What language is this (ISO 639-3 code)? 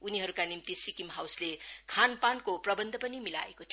nep